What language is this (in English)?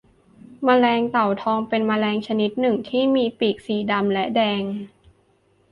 Thai